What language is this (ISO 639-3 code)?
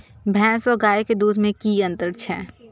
mai